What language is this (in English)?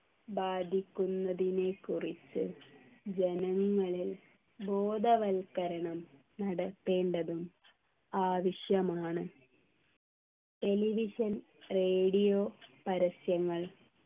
Malayalam